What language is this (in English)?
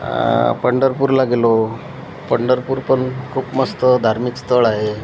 Marathi